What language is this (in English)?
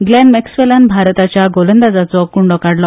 Konkani